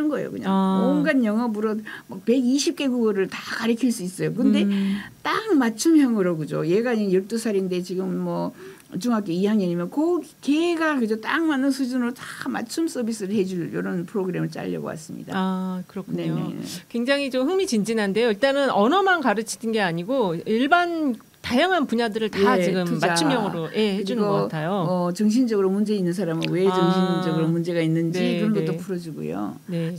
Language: Korean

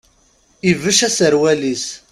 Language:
Kabyle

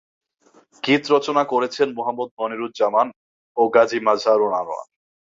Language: Bangla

